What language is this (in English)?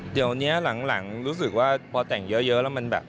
Thai